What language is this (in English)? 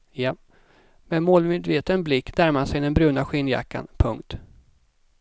Swedish